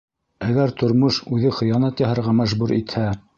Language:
Bashkir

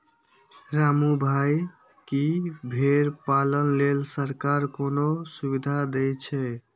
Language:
Maithili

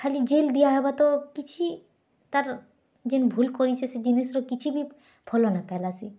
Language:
Odia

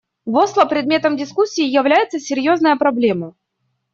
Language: Russian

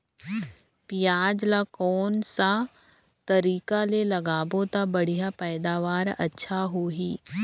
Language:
Chhattisgarhi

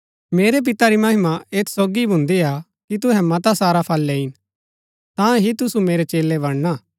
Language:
Gaddi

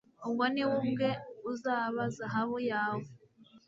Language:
Kinyarwanda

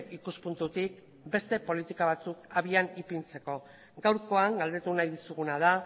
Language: Basque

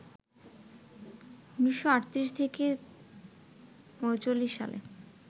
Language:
Bangla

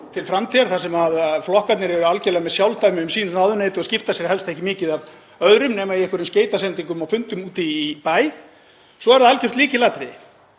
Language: Icelandic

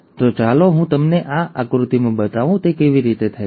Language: Gujarati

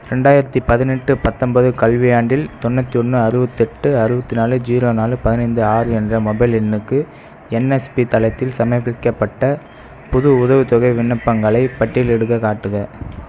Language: Tamil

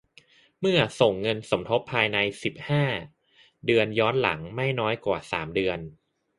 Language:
Thai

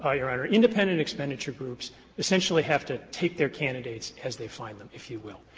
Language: English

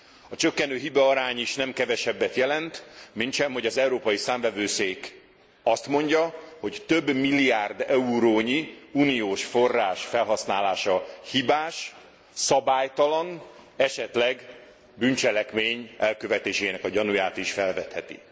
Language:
Hungarian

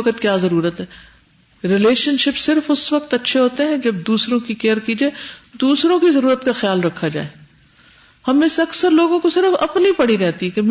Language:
Urdu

